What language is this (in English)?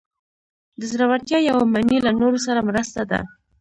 Pashto